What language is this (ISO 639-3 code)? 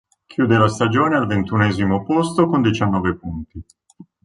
ita